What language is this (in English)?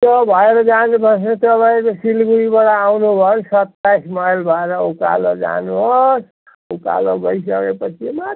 Nepali